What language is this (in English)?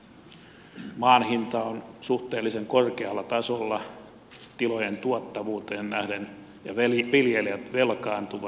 Finnish